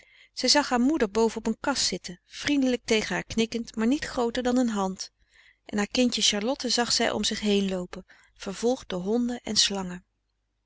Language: Dutch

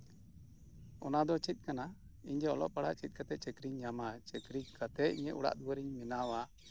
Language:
Santali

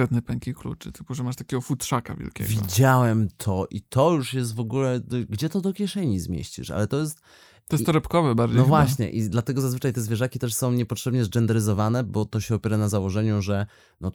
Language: Polish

